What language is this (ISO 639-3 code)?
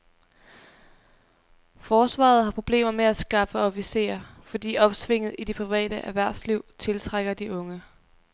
dan